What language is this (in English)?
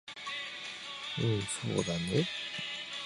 Japanese